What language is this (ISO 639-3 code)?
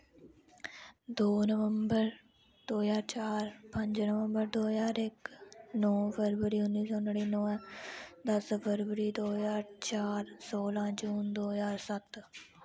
doi